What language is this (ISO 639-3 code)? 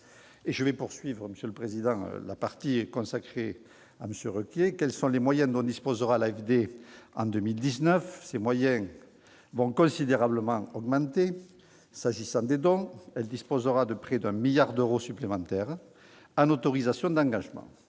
fra